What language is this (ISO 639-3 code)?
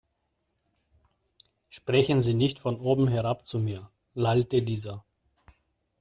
deu